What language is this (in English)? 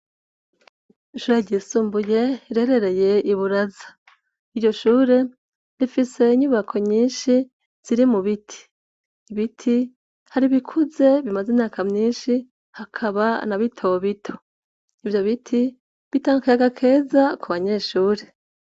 Rundi